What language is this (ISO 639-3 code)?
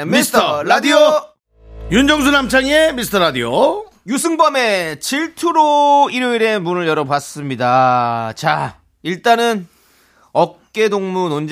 kor